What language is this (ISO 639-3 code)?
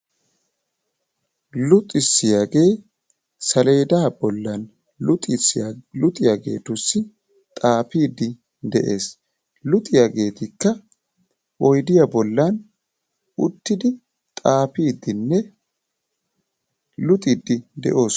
wal